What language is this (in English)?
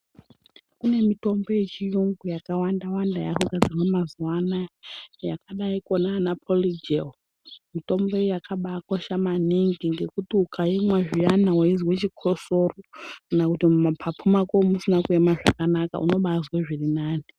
Ndau